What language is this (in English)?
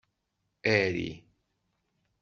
Kabyle